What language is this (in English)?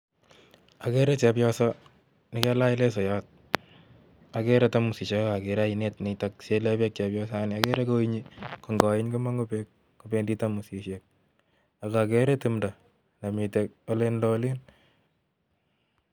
Kalenjin